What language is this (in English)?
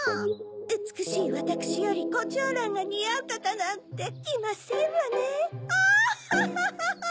Japanese